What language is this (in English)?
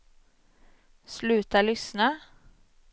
Swedish